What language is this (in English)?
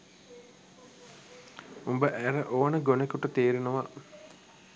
Sinhala